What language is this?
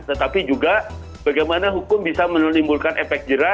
Indonesian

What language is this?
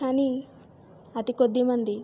Telugu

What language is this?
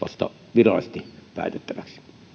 Finnish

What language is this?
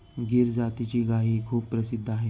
Marathi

